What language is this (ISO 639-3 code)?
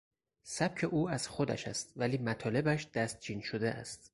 fas